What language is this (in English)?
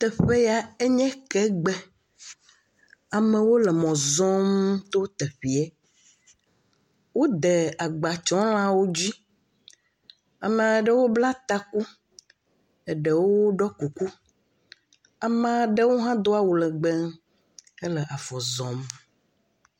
Ewe